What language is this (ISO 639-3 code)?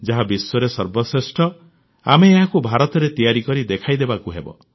ori